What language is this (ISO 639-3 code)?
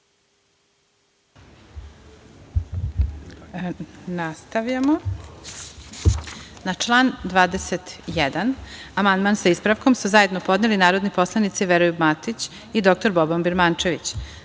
srp